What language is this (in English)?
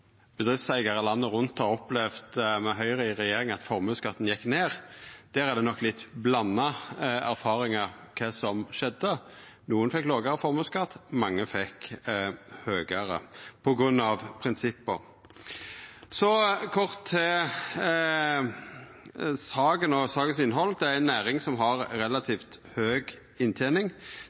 Norwegian Nynorsk